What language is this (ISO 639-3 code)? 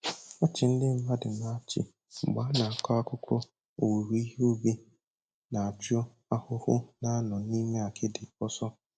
ibo